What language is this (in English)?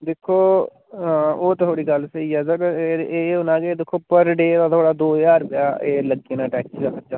Dogri